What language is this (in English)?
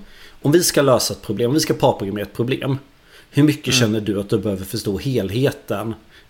Swedish